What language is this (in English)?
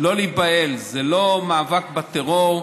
Hebrew